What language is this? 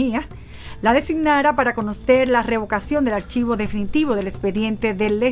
Spanish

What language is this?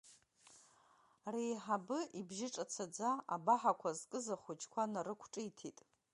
Abkhazian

